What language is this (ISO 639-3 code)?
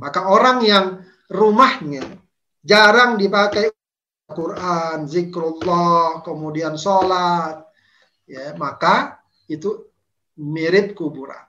ind